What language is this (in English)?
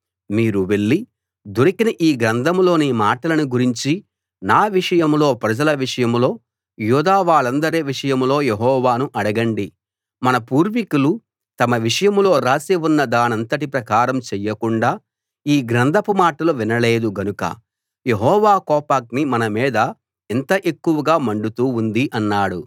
Telugu